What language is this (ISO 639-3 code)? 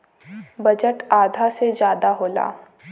bho